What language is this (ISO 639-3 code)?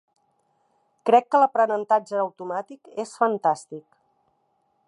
cat